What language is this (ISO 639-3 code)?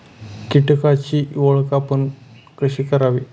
mar